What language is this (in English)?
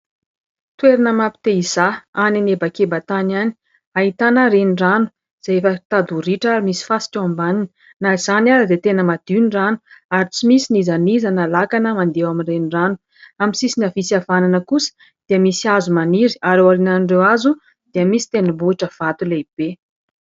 Malagasy